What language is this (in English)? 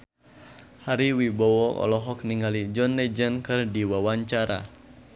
Sundanese